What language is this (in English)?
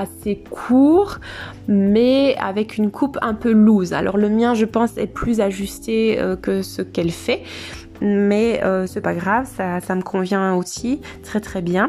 French